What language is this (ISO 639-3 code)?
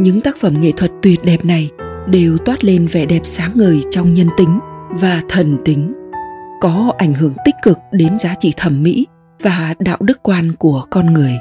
vie